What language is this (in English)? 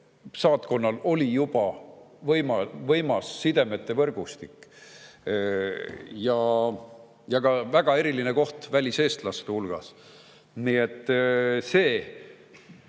Estonian